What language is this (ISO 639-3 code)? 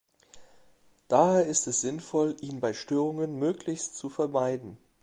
deu